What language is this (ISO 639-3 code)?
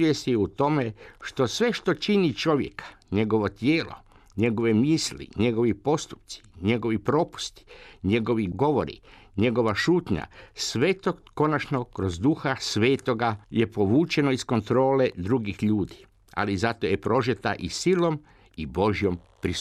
hrv